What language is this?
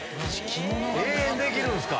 Japanese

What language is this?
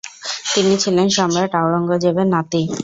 Bangla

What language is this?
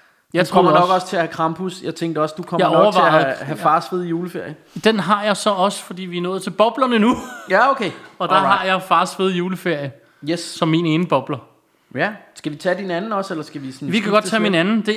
Danish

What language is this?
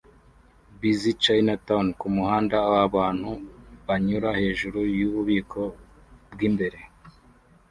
Kinyarwanda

